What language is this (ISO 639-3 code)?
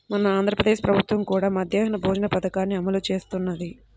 tel